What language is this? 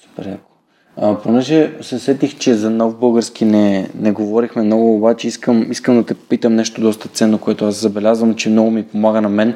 Bulgarian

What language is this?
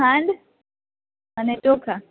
Gujarati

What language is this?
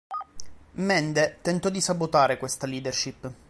Italian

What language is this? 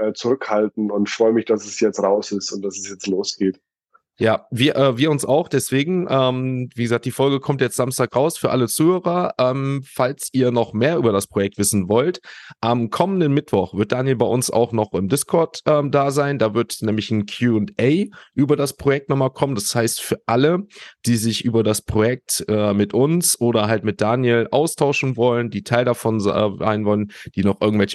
German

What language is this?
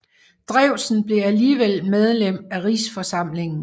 Danish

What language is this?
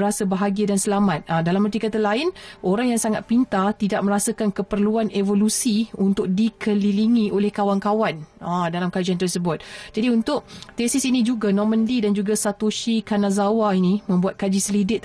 Malay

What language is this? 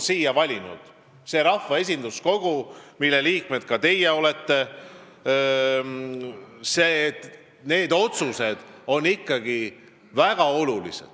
Estonian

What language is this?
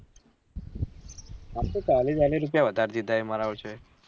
Gujarati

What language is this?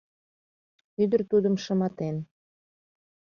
Mari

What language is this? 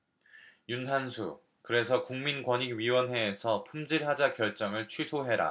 Korean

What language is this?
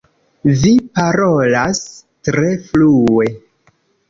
Esperanto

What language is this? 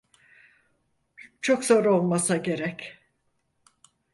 Turkish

